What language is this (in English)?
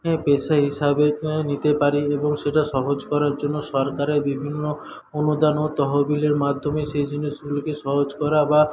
Bangla